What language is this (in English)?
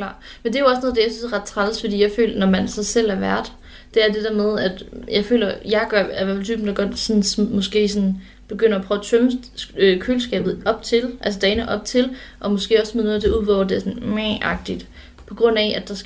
Danish